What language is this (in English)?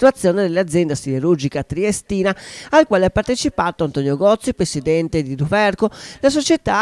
Italian